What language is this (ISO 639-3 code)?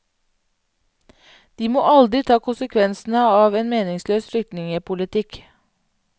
nor